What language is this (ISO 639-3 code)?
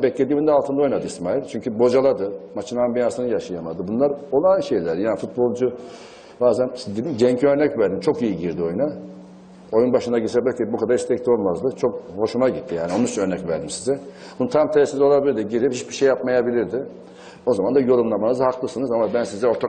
tur